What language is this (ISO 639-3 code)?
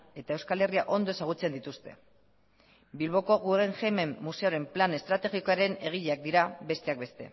eus